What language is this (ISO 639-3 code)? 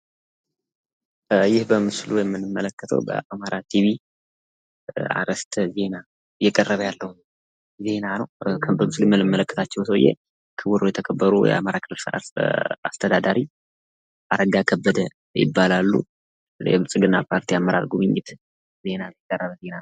amh